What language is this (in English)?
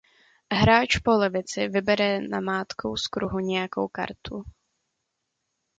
Czech